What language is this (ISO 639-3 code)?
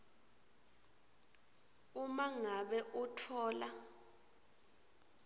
ssw